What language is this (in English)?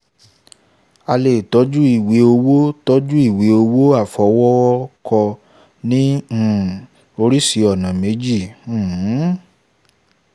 Yoruba